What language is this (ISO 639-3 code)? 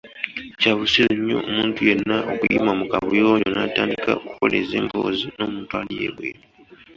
lug